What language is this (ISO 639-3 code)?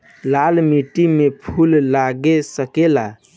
bho